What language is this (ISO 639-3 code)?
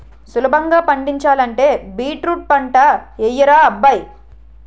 tel